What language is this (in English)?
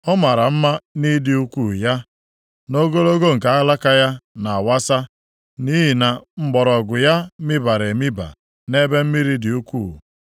Igbo